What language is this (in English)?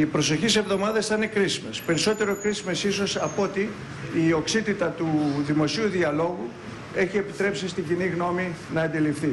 Greek